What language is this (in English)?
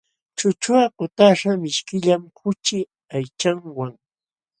Jauja Wanca Quechua